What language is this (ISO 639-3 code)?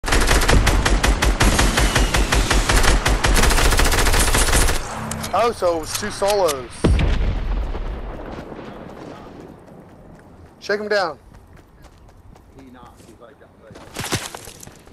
eng